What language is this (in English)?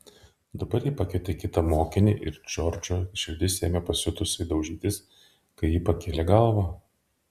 Lithuanian